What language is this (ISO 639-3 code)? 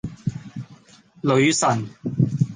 yue